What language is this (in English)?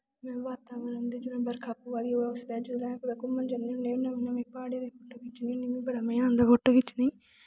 Dogri